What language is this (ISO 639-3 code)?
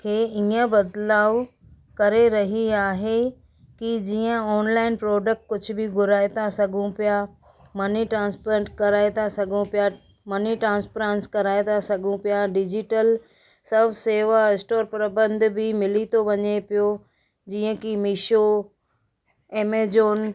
snd